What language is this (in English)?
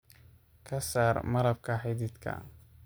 Somali